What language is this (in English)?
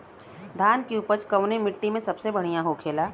Bhojpuri